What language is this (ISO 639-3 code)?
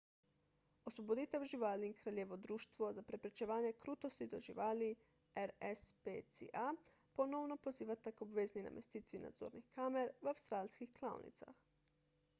slv